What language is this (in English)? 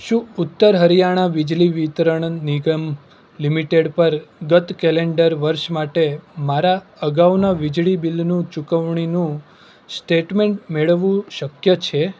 Gujarati